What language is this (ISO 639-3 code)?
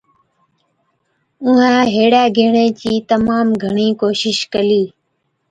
odk